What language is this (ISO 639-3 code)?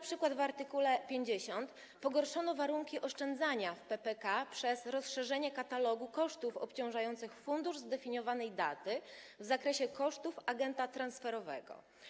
pol